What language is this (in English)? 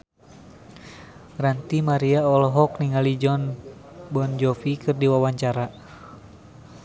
Sundanese